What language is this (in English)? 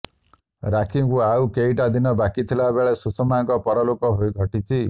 Odia